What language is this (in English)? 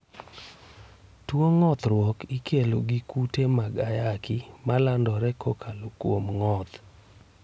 Luo (Kenya and Tanzania)